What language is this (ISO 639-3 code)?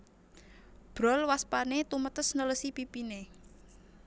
jav